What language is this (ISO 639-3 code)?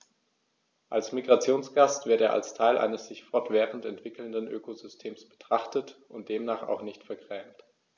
deu